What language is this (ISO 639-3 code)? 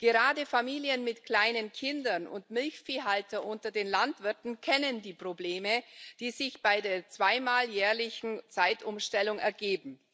deu